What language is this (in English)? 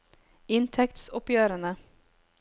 Norwegian